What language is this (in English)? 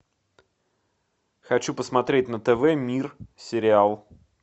Russian